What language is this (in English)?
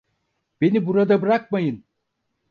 Turkish